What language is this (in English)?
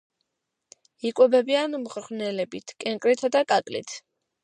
Georgian